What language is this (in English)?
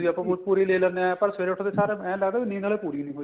Punjabi